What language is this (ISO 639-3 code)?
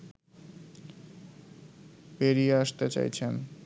ben